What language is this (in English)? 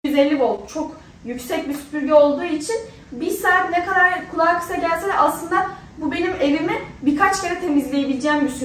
Turkish